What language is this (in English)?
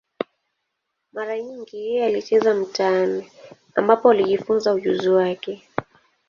Swahili